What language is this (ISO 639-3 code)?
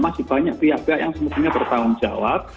ind